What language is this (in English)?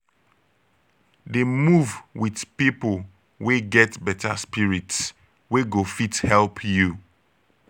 Nigerian Pidgin